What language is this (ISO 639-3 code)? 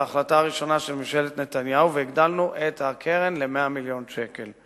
heb